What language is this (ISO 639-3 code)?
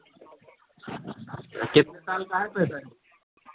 hin